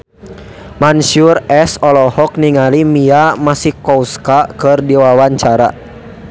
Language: Sundanese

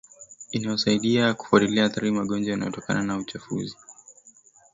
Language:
Swahili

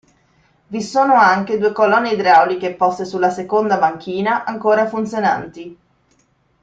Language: Italian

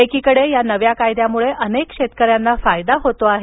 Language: Marathi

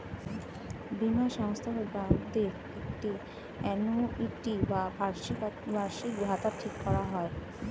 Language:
Bangla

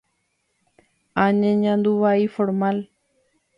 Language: Guarani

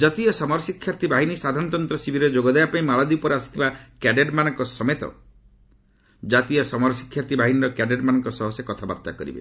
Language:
Odia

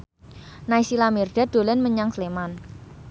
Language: Javanese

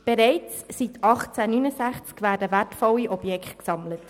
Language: Swiss German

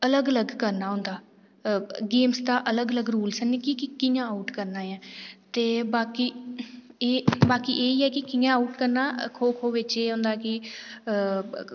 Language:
Dogri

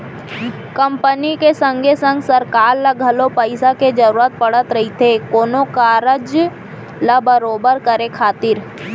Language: Chhattisgarhi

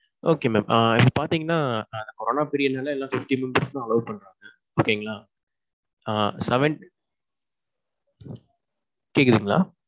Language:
Tamil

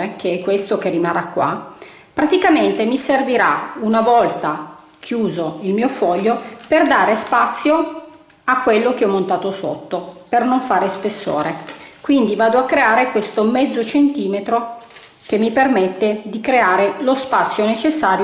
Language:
Italian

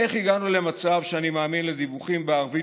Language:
Hebrew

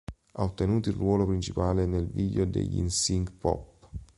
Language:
Italian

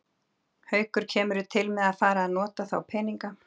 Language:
Icelandic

